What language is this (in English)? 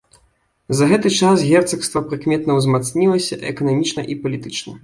Belarusian